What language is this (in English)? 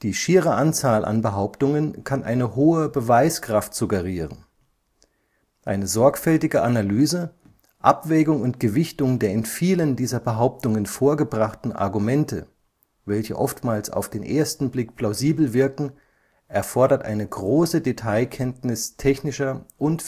German